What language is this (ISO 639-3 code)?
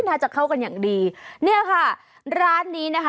tha